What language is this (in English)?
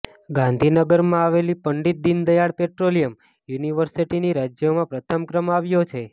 Gujarati